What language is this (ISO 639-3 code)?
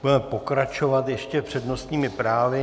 ces